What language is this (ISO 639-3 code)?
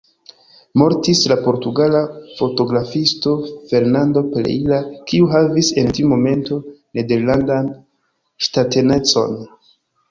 epo